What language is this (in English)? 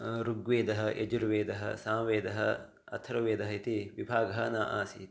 Sanskrit